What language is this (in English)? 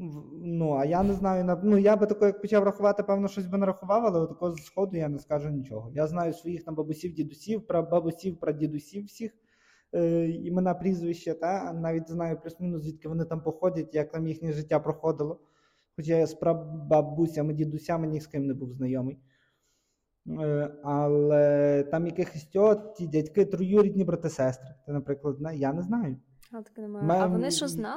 Ukrainian